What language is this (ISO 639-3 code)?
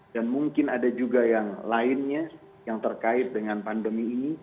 ind